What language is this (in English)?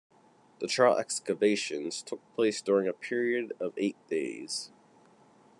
English